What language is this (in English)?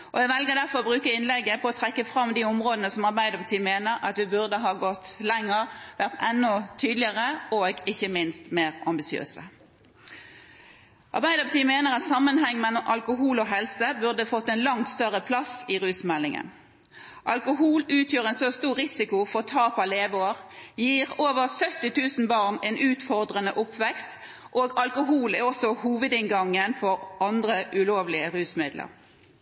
Norwegian Bokmål